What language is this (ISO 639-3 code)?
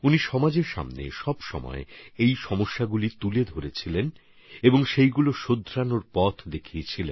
ben